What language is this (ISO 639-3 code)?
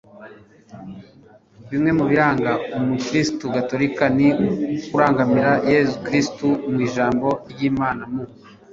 kin